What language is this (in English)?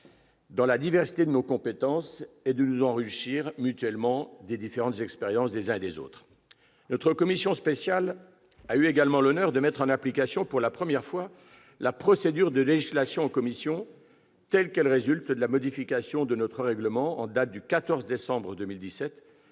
French